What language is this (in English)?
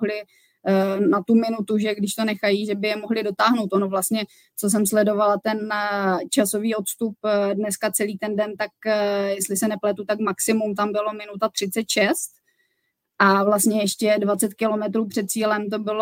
Czech